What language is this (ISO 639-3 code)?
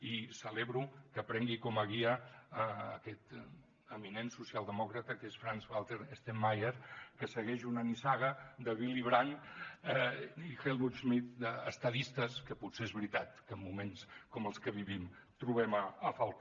cat